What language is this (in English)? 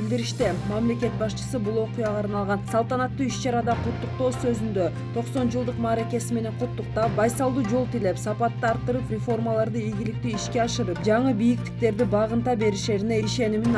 Turkish